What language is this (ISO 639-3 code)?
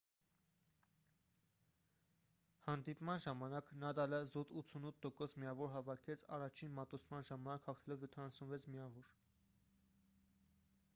hye